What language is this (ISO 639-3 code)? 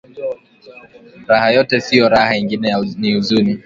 swa